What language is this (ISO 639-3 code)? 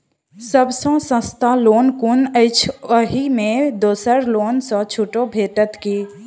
mai